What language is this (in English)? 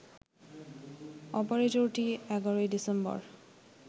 Bangla